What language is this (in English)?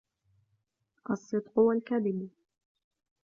Arabic